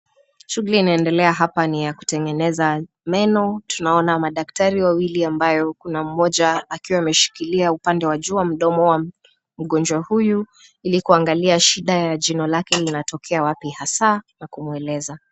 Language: Swahili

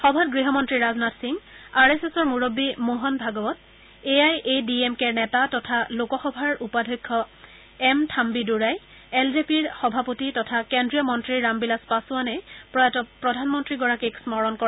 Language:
Assamese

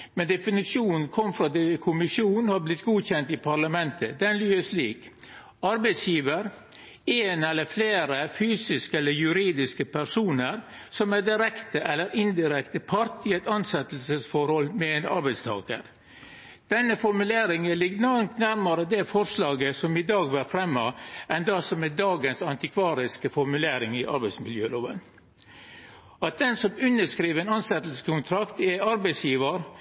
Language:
Norwegian Nynorsk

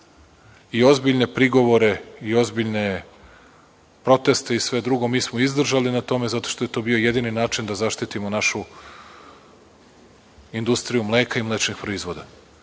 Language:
Serbian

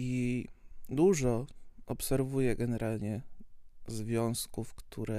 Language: Polish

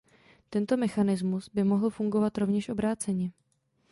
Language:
Czech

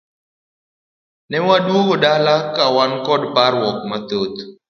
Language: Luo (Kenya and Tanzania)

